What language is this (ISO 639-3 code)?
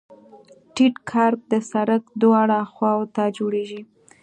pus